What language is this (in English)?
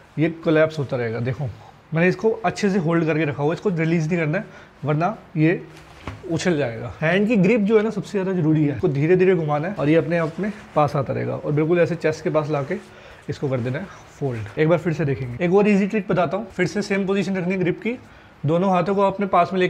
Hindi